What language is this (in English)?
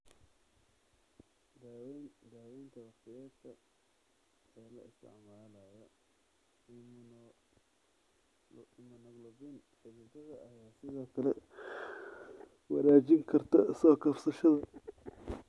Somali